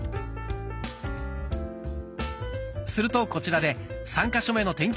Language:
Japanese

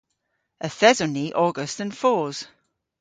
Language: Cornish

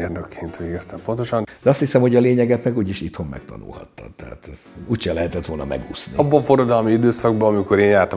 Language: Hungarian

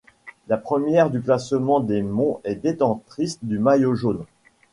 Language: French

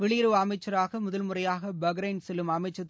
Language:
Tamil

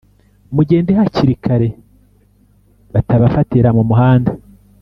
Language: Kinyarwanda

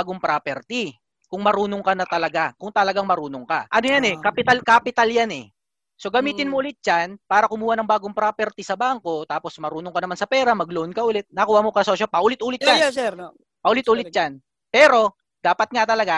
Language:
Filipino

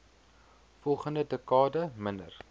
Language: Afrikaans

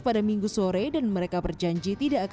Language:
Indonesian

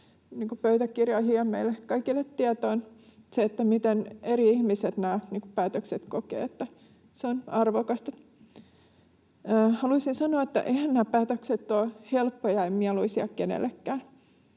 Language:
Finnish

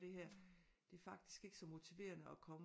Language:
Danish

